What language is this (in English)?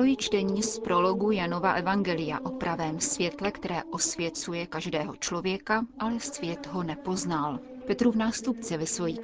Czech